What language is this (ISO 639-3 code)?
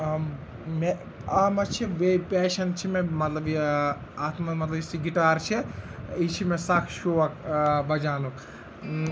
kas